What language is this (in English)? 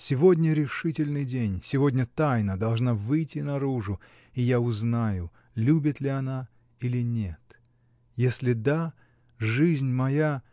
Russian